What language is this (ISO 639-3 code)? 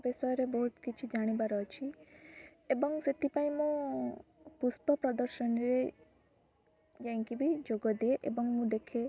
ori